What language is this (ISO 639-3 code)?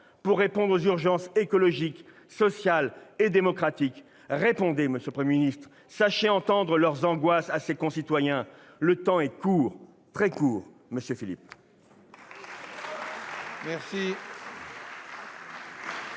fra